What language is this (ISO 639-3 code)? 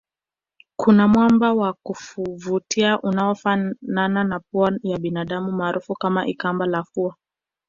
swa